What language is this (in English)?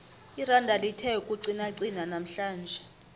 South Ndebele